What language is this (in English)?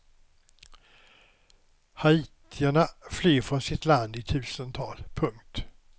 Swedish